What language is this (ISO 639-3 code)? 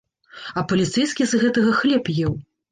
bel